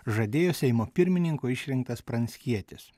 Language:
Lithuanian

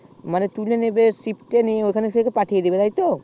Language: Bangla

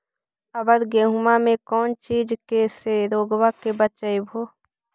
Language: Magahi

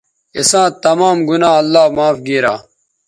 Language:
Bateri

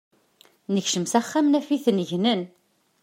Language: Kabyle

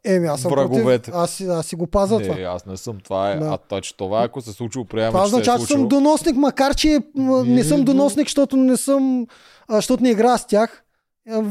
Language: Bulgarian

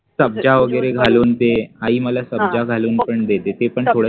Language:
Marathi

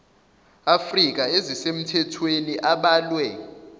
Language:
Zulu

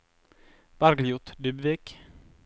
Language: Norwegian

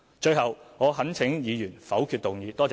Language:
Cantonese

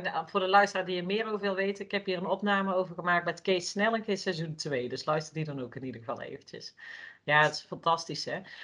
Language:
Dutch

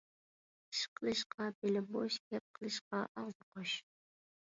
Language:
Uyghur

